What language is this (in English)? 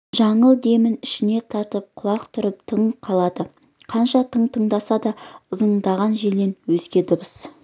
Kazakh